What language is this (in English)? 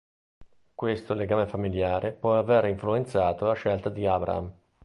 Italian